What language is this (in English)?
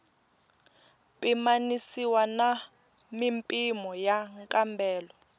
Tsonga